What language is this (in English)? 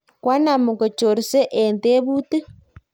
Kalenjin